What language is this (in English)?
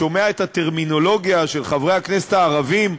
Hebrew